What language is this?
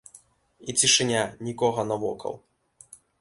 Belarusian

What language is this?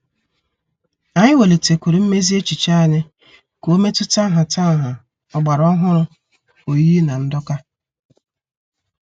Igbo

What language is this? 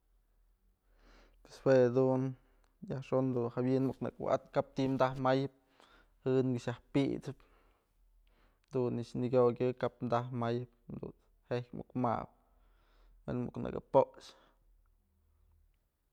Mazatlán Mixe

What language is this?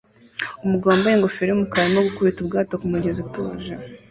Kinyarwanda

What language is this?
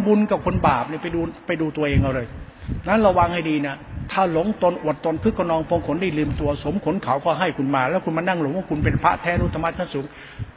Thai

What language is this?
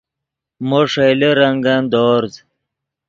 Yidgha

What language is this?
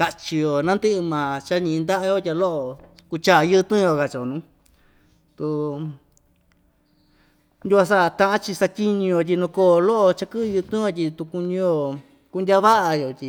Ixtayutla Mixtec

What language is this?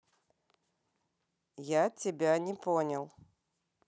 Russian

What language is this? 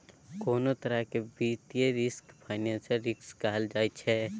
Maithili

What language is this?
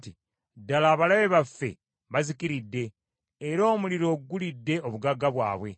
Ganda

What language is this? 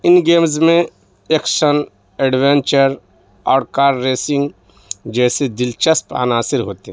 Urdu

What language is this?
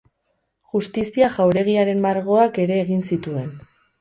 Basque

